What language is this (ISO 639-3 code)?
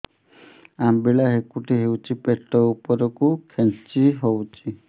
ori